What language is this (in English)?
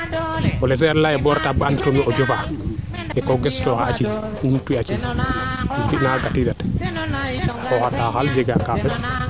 Serer